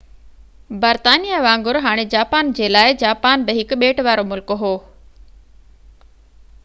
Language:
Sindhi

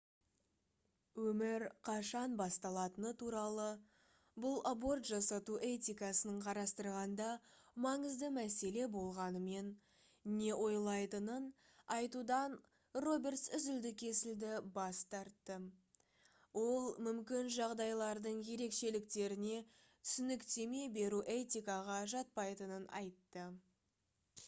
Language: Kazakh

